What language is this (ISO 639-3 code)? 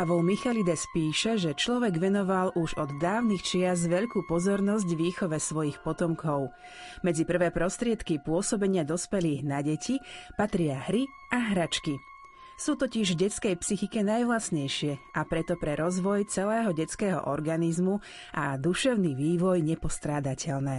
slk